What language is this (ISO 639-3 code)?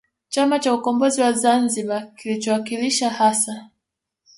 swa